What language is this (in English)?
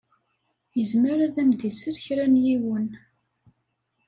Kabyle